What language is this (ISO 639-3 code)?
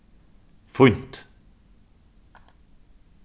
fao